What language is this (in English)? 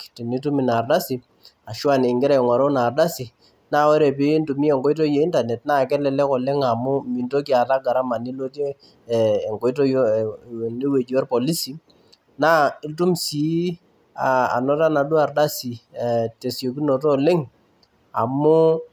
Masai